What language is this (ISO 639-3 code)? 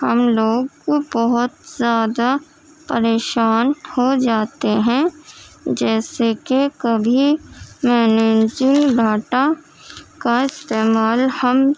urd